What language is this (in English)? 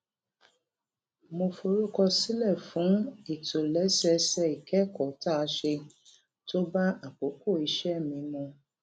Yoruba